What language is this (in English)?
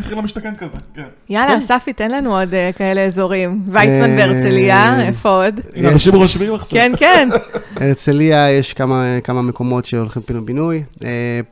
Hebrew